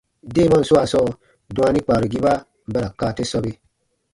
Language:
Baatonum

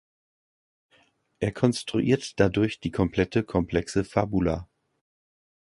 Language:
German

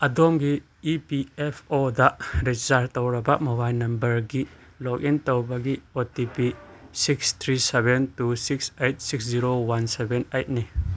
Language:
Manipuri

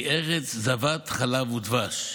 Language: Hebrew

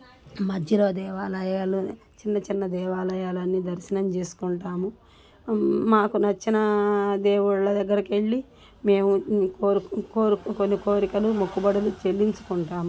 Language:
Telugu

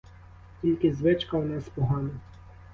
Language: Ukrainian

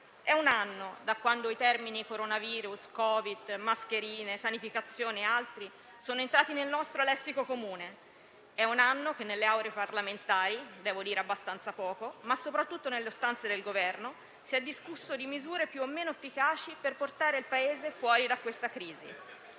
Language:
Italian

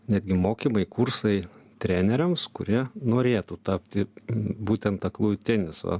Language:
Lithuanian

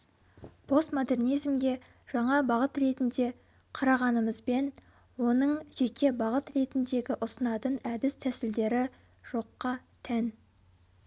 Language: Kazakh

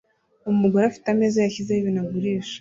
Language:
Kinyarwanda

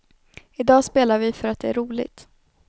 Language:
Swedish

